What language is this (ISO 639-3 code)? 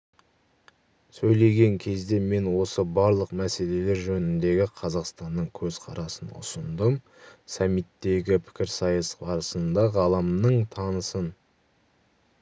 kaz